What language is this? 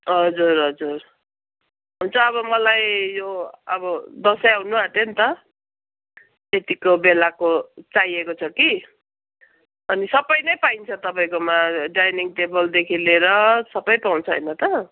Nepali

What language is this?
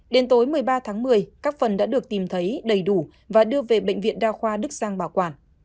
Vietnamese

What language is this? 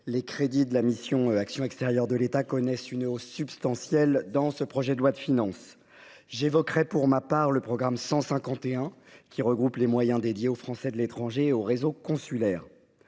French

